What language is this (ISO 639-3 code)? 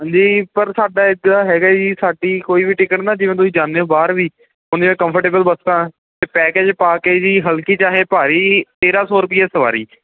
pan